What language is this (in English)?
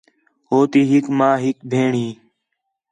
Khetrani